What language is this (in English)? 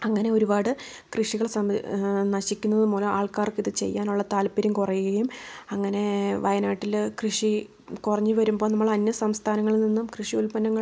Malayalam